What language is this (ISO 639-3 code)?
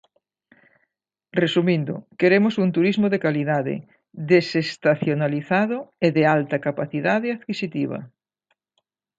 glg